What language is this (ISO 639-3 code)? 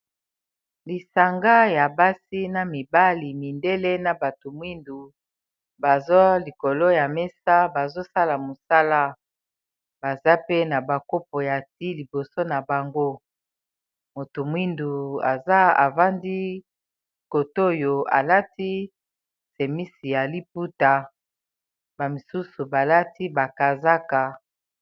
lin